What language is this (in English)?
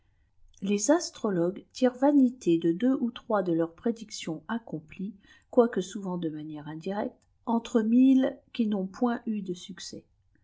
French